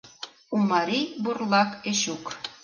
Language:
Mari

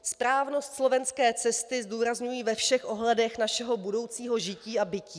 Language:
Czech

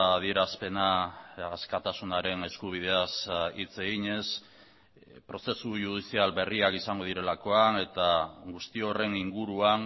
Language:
Basque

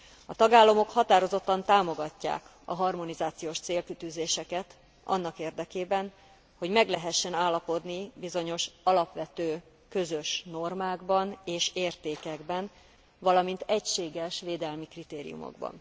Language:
Hungarian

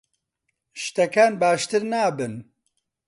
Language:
Central Kurdish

